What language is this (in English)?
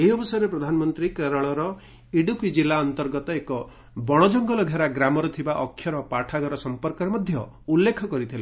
Odia